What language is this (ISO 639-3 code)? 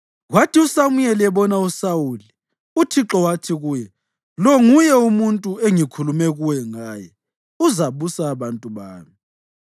nde